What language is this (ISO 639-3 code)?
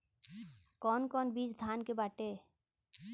bho